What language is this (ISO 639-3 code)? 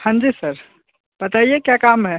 hin